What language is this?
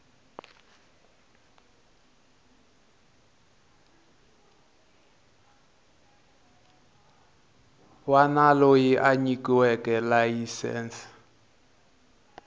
Tsonga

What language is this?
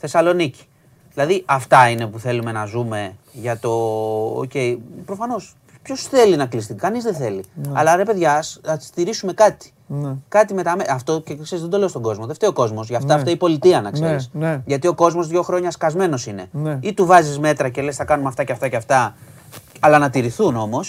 Greek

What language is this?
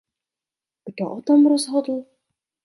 Czech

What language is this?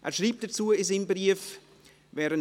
Swiss German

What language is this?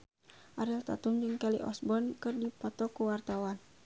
Sundanese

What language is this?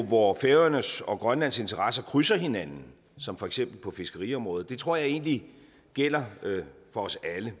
Danish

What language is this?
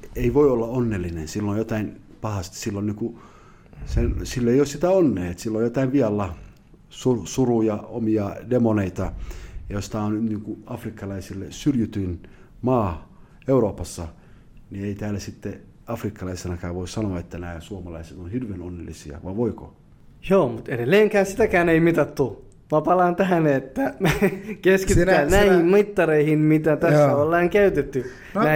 Finnish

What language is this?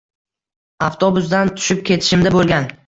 Uzbek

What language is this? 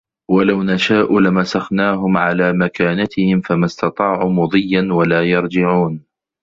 Arabic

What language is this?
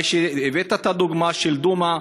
Hebrew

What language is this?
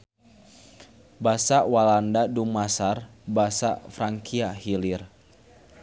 Sundanese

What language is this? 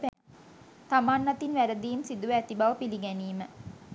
Sinhala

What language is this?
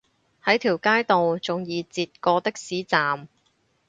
Cantonese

